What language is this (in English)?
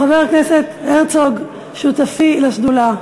Hebrew